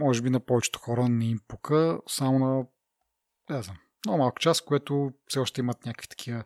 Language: Bulgarian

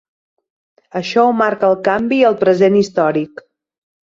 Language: Catalan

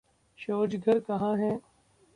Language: Hindi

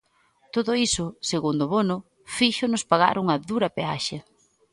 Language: Galician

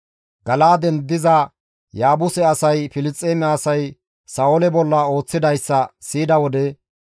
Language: Gamo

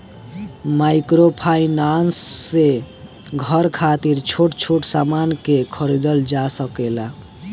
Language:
Bhojpuri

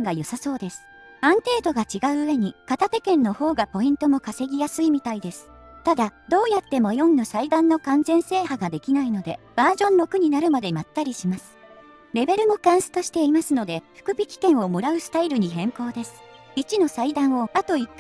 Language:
Japanese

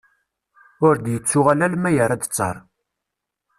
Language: Kabyle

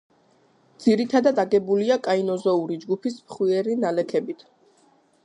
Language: Georgian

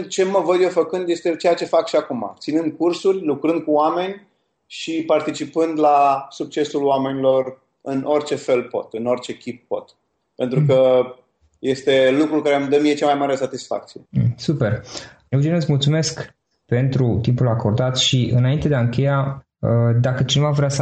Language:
Romanian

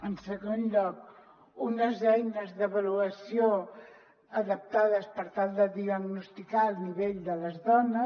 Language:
Catalan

